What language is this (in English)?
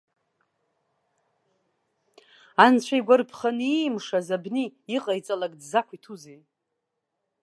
Abkhazian